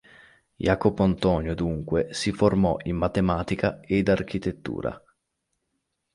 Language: Italian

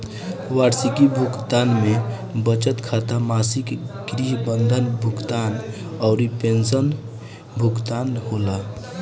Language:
Bhojpuri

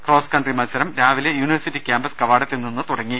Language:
Malayalam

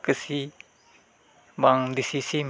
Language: Santali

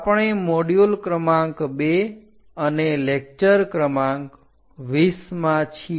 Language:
Gujarati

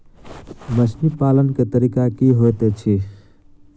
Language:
Maithili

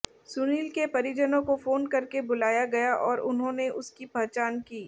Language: Hindi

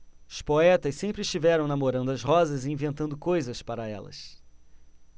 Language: Portuguese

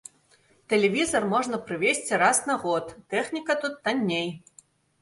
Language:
Belarusian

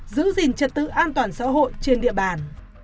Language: Vietnamese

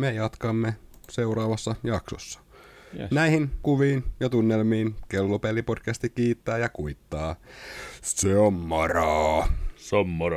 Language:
Finnish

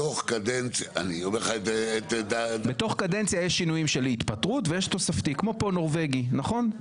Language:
Hebrew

